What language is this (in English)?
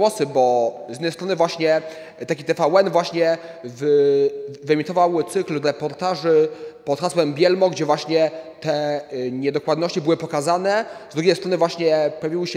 Polish